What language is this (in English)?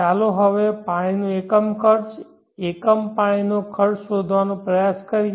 Gujarati